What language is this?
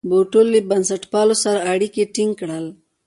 Pashto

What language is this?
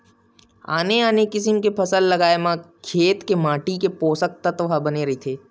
Chhattisgarhi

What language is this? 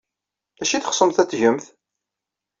Kabyle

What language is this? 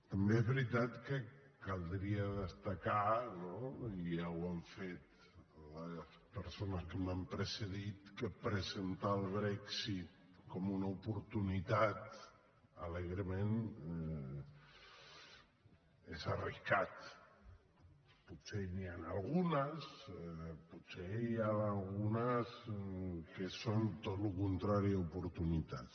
Catalan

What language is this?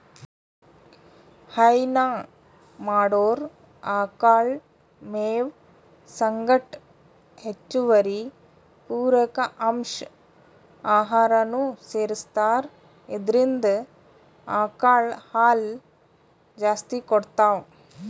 Kannada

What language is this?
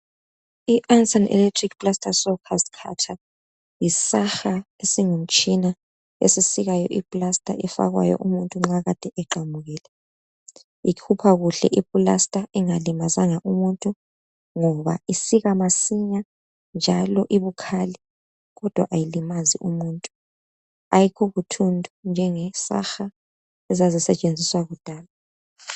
North Ndebele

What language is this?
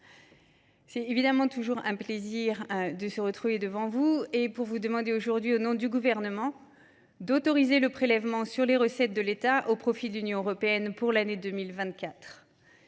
French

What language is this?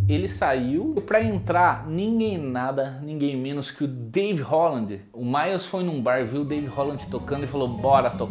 Portuguese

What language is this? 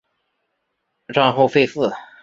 Chinese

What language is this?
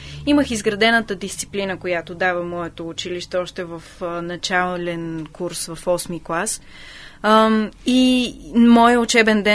Bulgarian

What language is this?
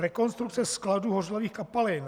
Czech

